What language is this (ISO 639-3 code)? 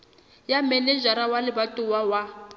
sot